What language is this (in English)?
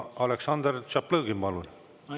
Estonian